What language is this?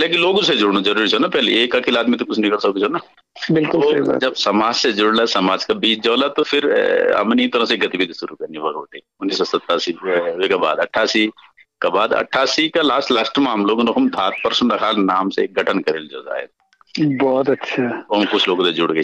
Hindi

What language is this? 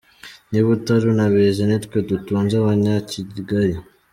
Kinyarwanda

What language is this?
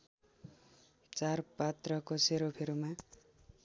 Nepali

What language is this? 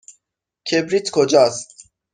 Persian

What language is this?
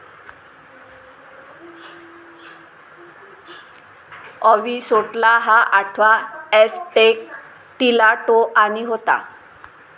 Marathi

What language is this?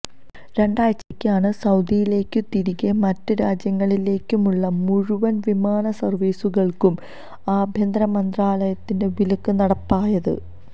Malayalam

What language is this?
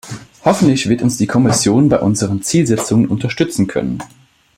German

